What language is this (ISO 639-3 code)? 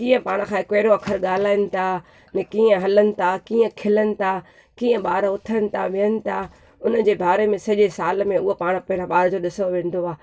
snd